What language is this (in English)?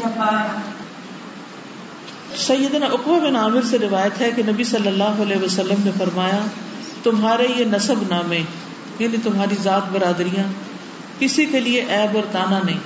Urdu